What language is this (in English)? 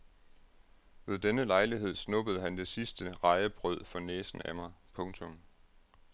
Danish